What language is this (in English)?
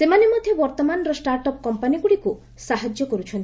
Odia